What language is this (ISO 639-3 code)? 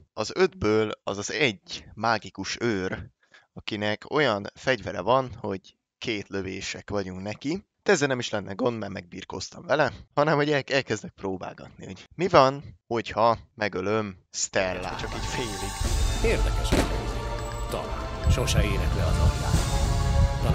hun